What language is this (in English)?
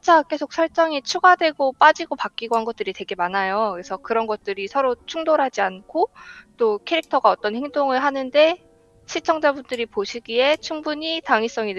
Korean